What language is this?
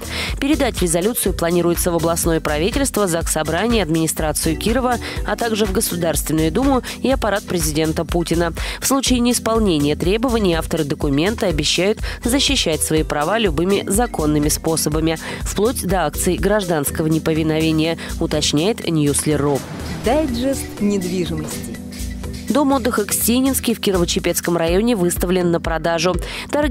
Russian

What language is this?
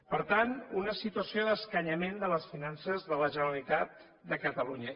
Catalan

